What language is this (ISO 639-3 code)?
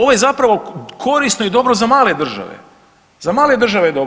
hrv